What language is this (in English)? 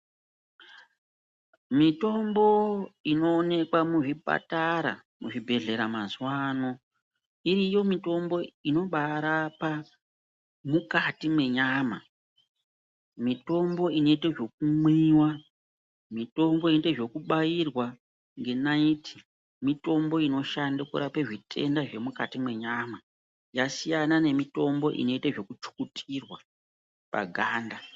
Ndau